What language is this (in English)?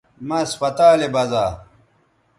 Bateri